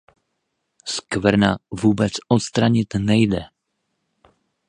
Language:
Czech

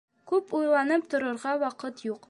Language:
Bashkir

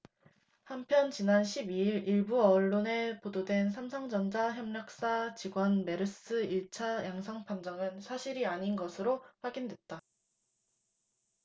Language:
Korean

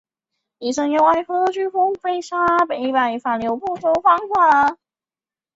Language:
Chinese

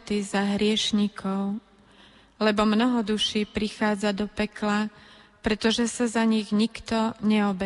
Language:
Slovak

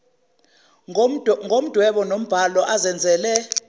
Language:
Zulu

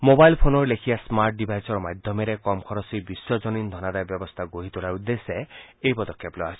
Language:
Assamese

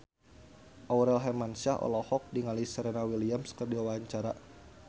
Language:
Sundanese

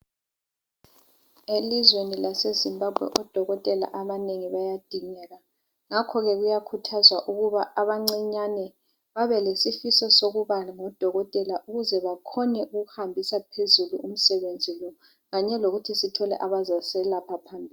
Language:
North Ndebele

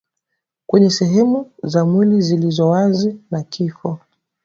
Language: Swahili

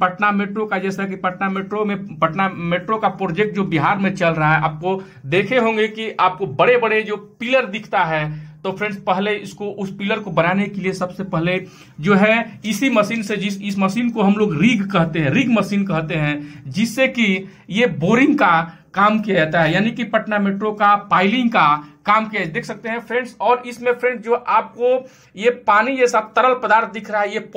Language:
Hindi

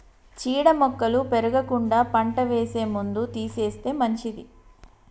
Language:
Telugu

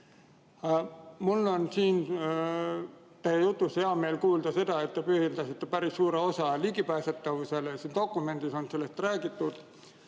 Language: Estonian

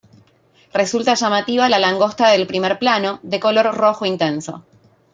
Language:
Spanish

